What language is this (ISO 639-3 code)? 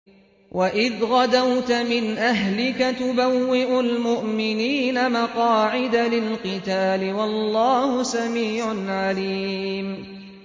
ara